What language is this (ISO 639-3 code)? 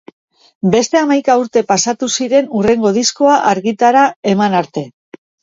eus